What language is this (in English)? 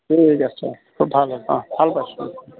Assamese